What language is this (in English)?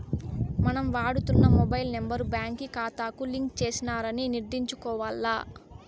Telugu